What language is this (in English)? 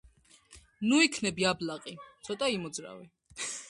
Georgian